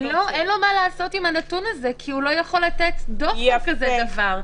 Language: Hebrew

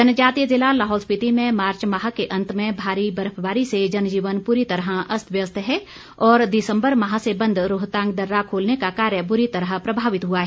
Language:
Hindi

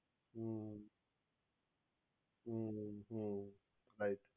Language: Gujarati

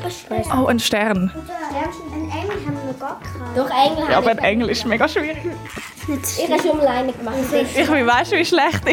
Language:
German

